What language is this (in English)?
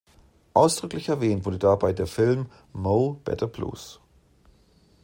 German